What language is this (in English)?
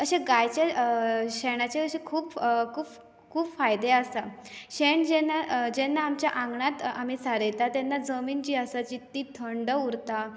Konkani